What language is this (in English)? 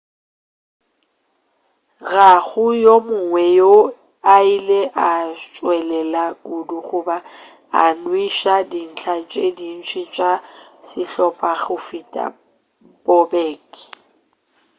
Northern Sotho